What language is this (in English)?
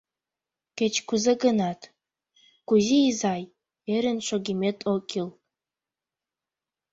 Mari